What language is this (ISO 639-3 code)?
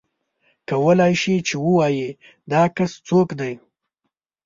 pus